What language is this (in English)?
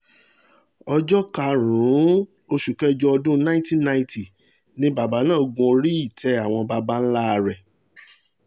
Yoruba